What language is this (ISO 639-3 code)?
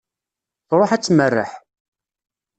kab